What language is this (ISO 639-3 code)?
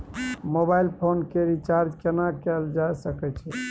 mai